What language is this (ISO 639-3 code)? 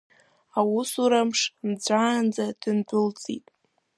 abk